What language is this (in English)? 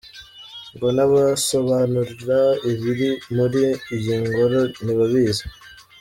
Kinyarwanda